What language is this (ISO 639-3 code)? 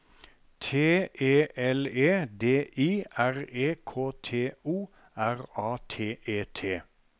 nor